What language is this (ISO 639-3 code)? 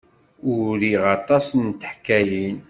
kab